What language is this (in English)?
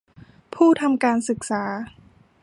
Thai